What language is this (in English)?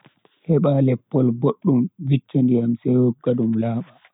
Bagirmi Fulfulde